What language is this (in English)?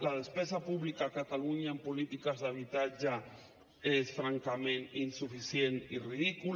Catalan